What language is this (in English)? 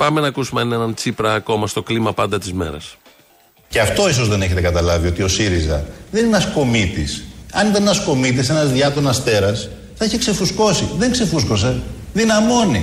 Greek